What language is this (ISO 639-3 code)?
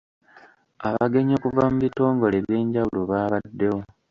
lug